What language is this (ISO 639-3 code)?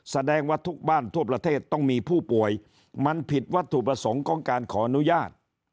tha